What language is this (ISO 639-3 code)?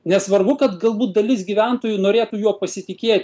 lit